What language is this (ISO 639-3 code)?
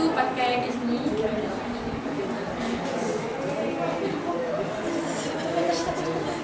msa